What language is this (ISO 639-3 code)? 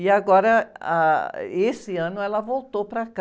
por